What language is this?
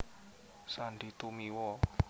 Javanese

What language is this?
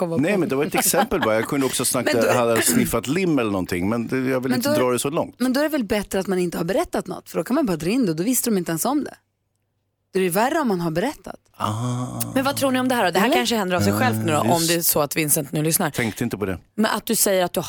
Swedish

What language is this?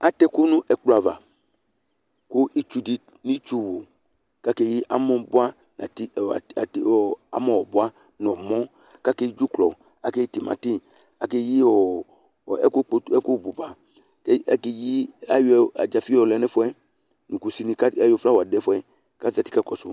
Ikposo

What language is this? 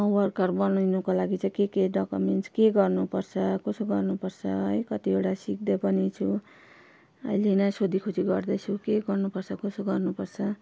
Nepali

